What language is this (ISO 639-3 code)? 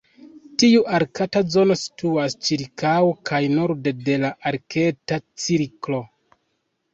epo